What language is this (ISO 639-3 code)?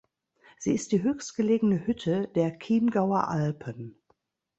deu